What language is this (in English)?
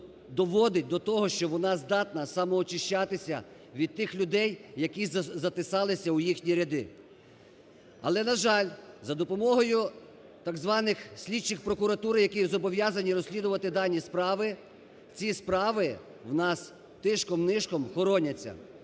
Ukrainian